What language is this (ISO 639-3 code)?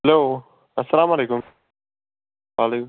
kas